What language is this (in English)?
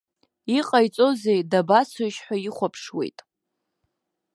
Abkhazian